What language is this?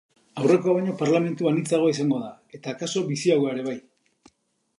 Basque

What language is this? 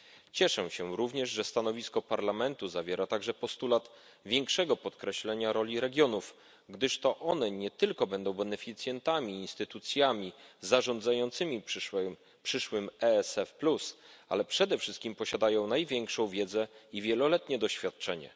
Polish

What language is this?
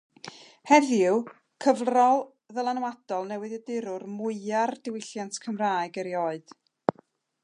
Welsh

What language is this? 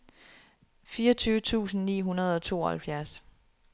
Danish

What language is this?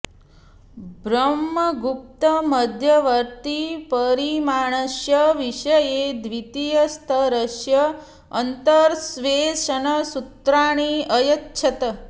Sanskrit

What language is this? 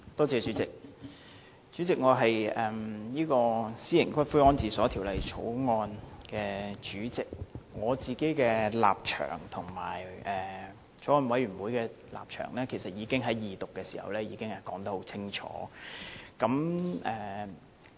Cantonese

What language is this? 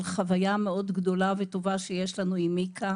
Hebrew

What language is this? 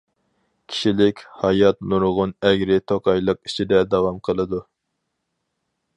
Uyghur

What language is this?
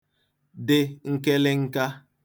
Igbo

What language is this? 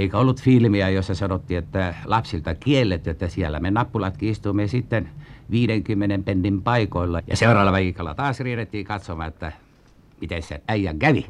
Finnish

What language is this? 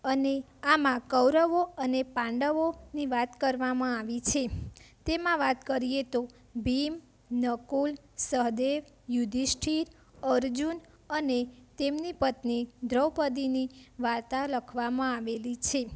Gujarati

